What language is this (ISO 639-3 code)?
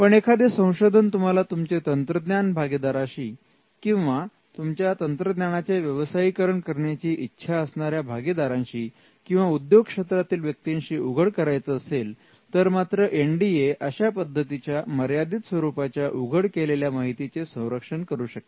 mar